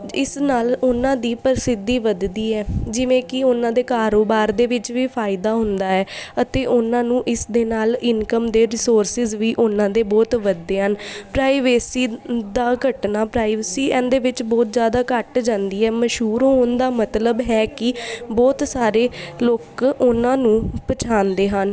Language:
Punjabi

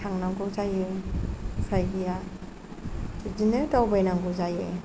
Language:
Bodo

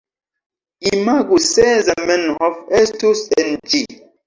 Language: Esperanto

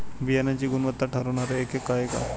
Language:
Marathi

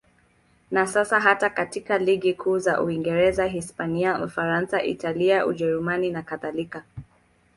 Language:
Swahili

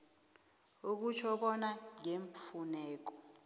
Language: South Ndebele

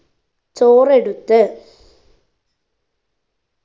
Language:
Malayalam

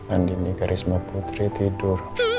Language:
Indonesian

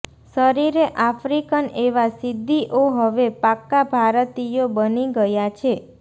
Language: Gujarati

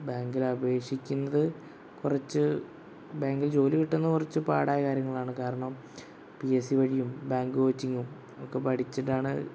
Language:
Malayalam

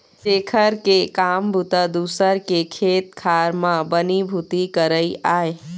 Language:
Chhattisgarhi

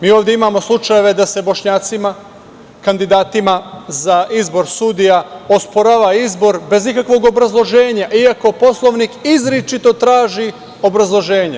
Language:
Serbian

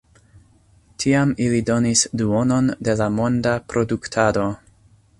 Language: Esperanto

